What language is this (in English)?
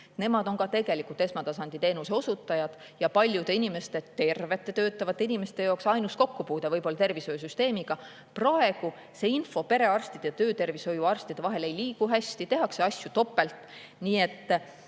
Estonian